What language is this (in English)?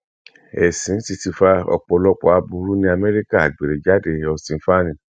Yoruba